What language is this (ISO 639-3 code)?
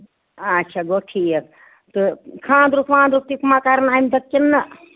kas